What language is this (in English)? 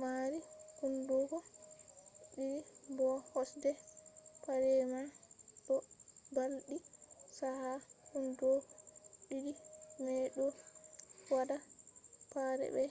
Fula